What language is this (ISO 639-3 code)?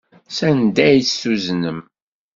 kab